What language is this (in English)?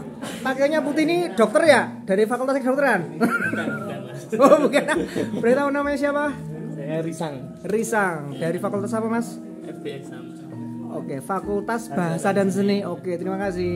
Indonesian